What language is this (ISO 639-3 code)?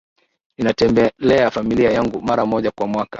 swa